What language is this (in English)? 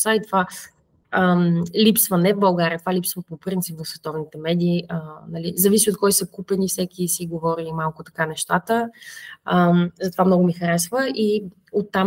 Bulgarian